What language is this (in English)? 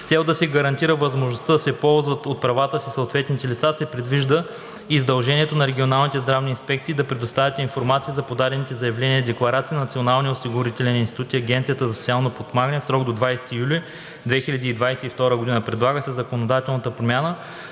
Bulgarian